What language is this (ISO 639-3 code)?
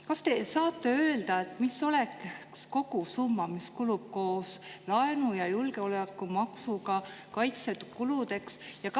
est